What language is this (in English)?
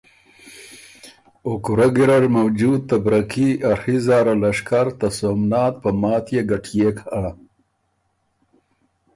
Ormuri